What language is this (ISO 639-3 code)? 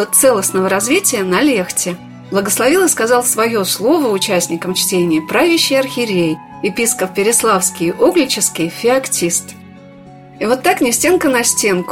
rus